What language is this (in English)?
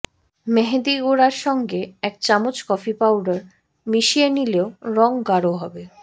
Bangla